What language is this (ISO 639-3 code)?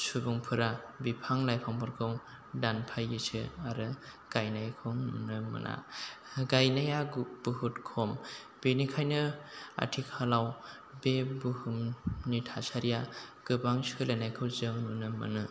brx